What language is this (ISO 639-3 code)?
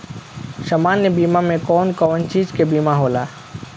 bho